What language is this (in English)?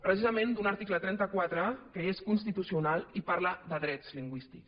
Catalan